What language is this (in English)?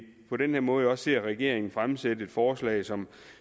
Danish